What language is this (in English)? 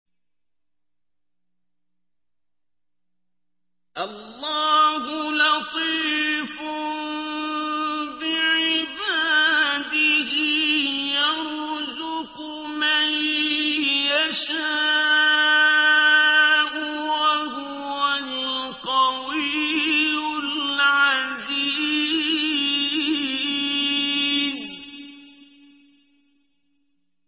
Arabic